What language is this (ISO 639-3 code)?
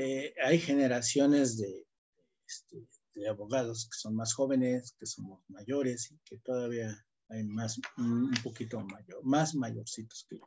spa